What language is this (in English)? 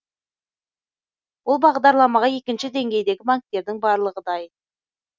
Kazakh